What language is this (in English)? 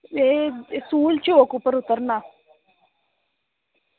Dogri